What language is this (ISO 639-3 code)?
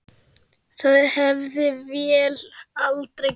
isl